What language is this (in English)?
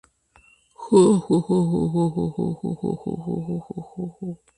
Spanish